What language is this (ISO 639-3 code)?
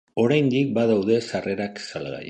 eus